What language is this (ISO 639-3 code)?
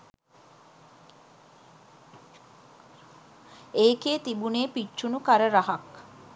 sin